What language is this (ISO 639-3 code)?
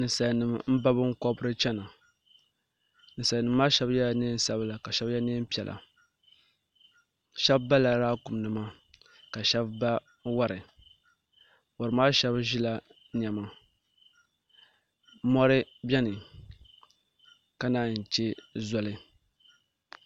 dag